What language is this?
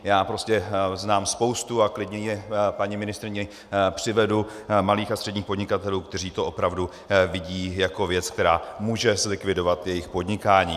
Czech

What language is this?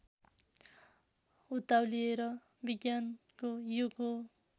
Nepali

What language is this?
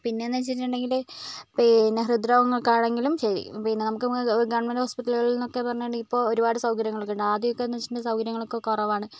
Malayalam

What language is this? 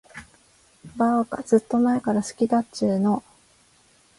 Japanese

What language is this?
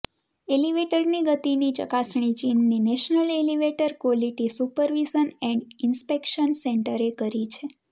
Gujarati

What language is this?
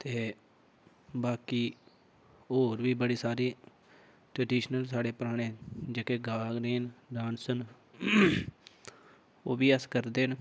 Dogri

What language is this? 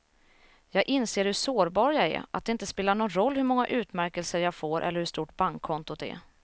Swedish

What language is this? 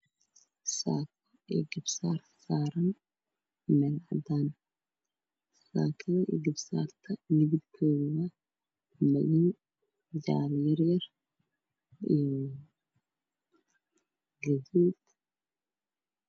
Somali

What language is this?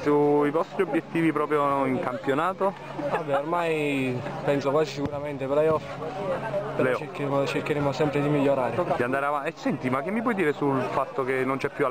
Italian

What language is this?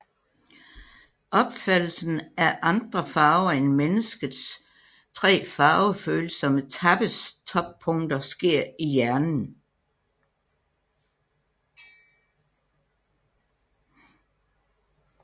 Danish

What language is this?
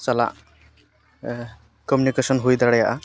Santali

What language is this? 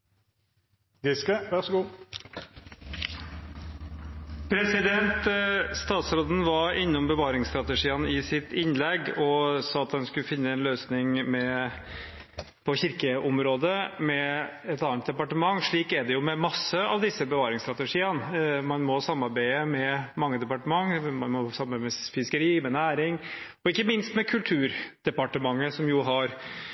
Norwegian Bokmål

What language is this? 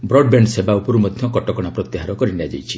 Odia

